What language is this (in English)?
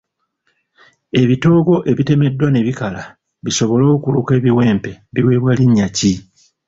Ganda